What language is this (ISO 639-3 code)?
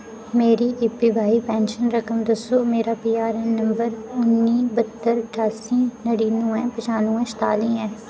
doi